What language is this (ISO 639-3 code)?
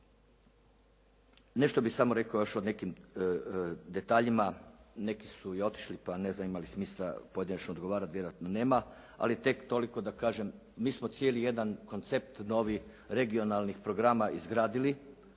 hrv